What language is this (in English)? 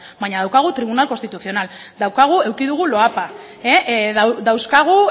Basque